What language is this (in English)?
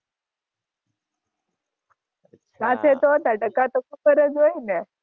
Gujarati